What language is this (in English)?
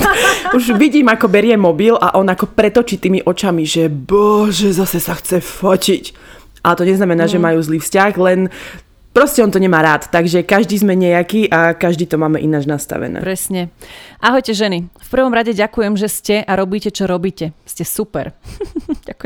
Slovak